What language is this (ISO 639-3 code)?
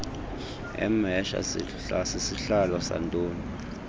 xho